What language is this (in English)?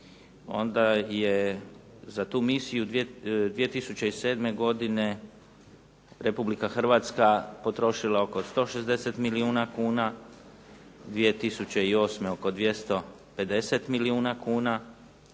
Croatian